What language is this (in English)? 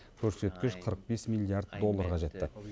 Kazakh